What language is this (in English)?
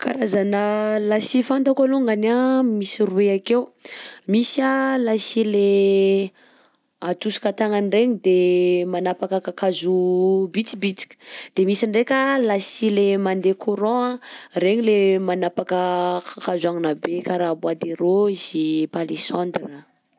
Southern Betsimisaraka Malagasy